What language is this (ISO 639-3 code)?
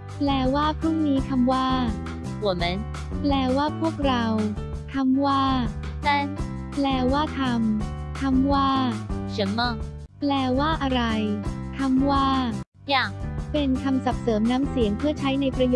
tha